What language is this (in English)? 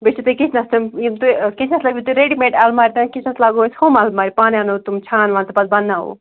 Kashmiri